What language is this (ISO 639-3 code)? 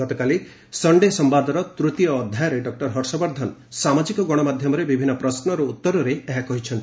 ori